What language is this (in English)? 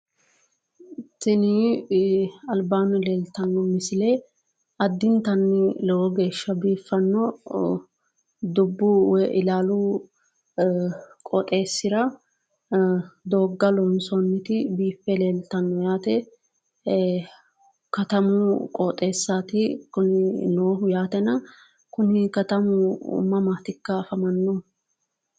Sidamo